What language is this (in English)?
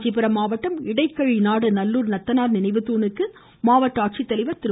Tamil